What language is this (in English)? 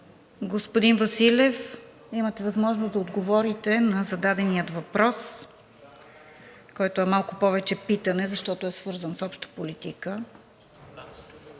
Bulgarian